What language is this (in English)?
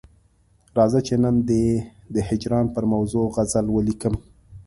Pashto